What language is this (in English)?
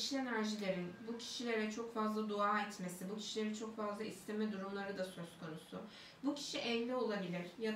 Turkish